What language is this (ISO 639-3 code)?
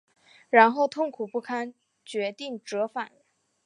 zho